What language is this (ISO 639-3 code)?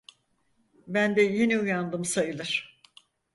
tur